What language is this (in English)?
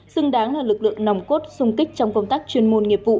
Vietnamese